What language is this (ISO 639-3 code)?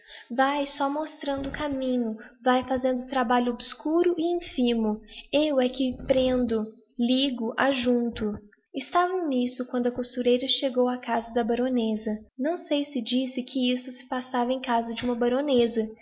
por